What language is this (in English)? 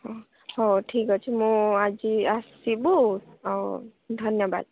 Odia